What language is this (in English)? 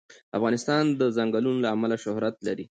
Pashto